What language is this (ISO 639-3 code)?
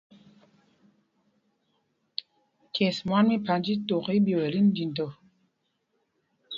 mgg